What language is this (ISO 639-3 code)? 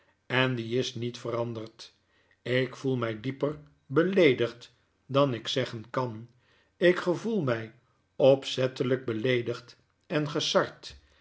nld